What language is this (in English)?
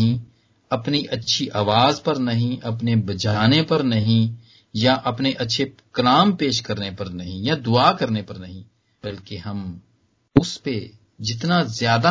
Hindi